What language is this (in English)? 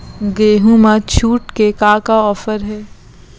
Chhattisgarhi